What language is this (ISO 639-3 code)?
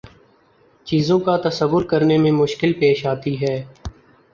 urd